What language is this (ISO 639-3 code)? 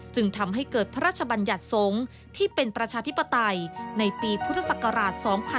tha